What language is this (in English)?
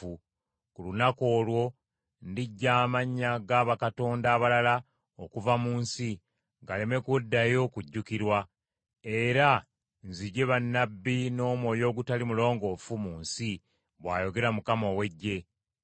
Ganda